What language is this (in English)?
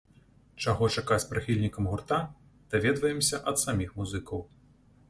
Belarusian